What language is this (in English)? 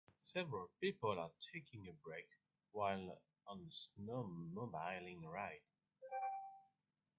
English